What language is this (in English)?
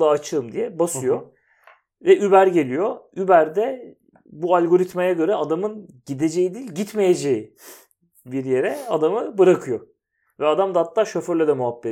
Turkish